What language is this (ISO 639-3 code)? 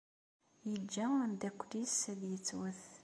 kab